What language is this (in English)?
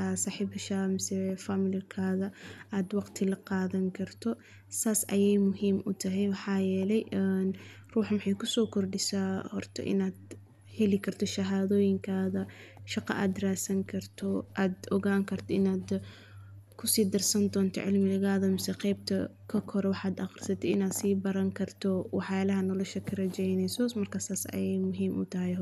Somali